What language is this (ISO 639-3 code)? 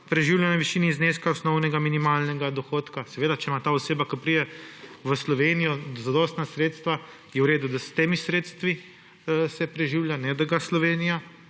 slv